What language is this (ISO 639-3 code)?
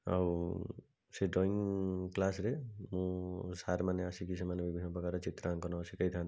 ori